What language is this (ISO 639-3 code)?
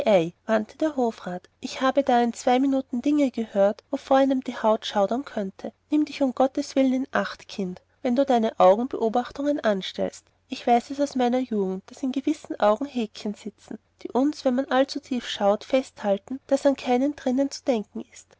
deu